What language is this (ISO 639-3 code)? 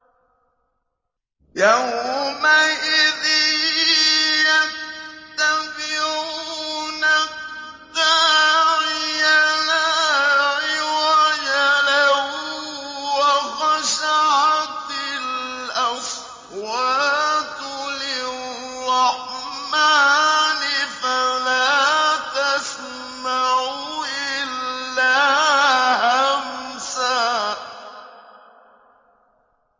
ara